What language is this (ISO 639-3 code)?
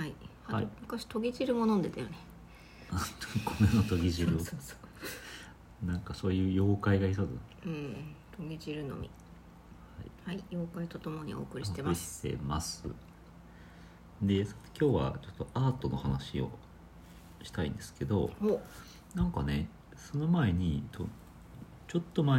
jpn